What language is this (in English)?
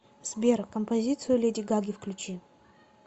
Russian